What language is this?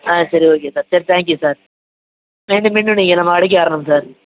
Tamil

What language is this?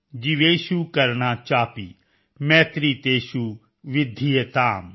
Punjabi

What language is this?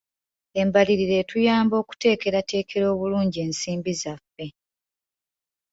Ganda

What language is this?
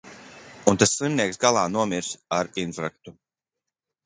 Latvian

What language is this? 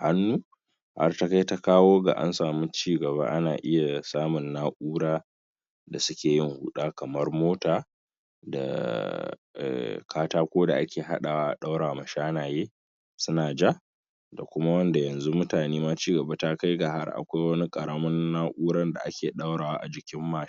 Hausa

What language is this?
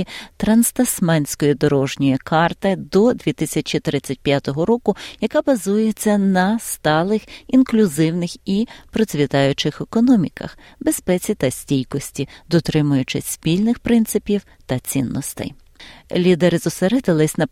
Ukrainian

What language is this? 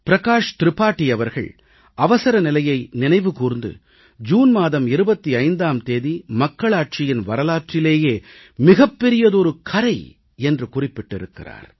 Tamil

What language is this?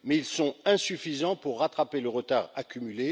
French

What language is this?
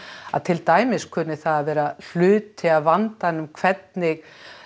Icelandic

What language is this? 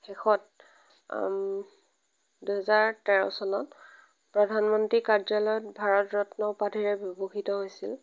Assamese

